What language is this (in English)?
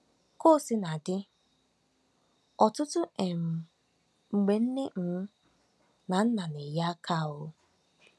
Igbo